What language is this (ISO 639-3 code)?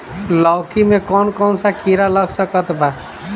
bho